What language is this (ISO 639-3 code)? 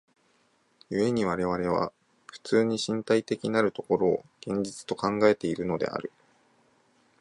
jpn